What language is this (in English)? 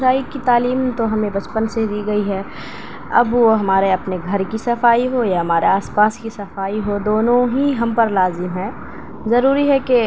Urdu